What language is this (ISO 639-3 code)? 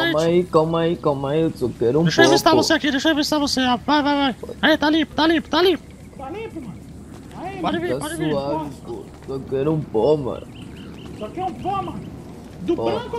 por